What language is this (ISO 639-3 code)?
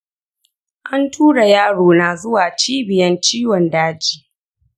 hau